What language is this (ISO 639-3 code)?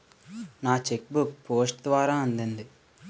tel